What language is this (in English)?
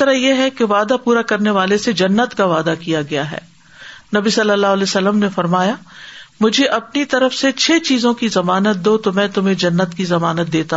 Urdu